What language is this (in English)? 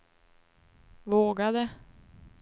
Swedish